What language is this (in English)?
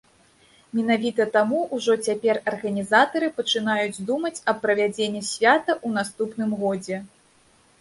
Belarusian